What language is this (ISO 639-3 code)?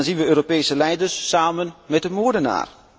nld